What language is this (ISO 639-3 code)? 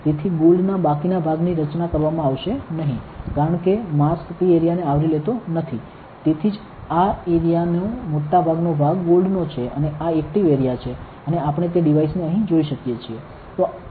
guj